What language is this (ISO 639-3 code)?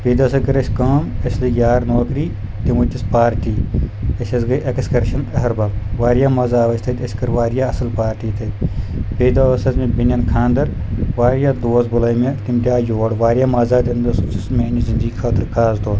kas